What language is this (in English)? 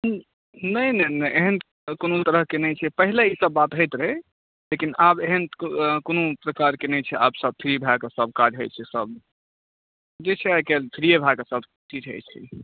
Maithili